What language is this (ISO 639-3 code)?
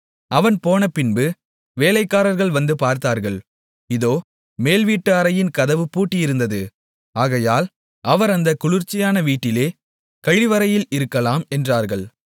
tam